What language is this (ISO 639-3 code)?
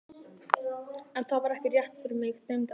isl